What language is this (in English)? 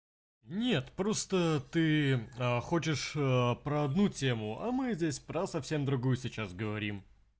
Russian